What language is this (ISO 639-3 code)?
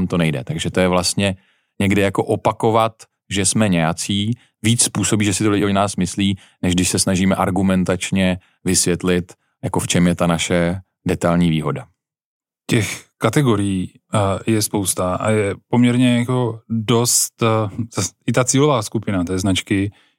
ces